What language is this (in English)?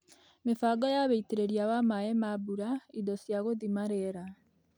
Kikuyu